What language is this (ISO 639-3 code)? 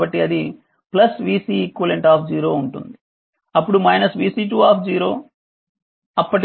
tel